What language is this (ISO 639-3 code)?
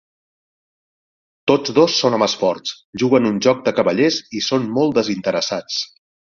cat